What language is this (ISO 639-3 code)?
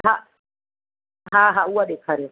snd